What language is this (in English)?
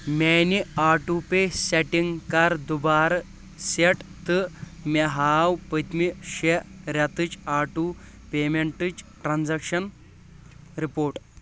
Kashmiri